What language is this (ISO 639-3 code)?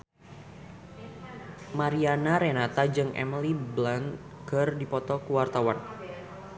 sun